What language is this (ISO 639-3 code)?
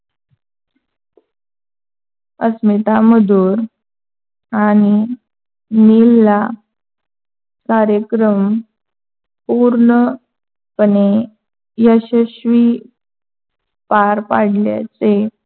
mar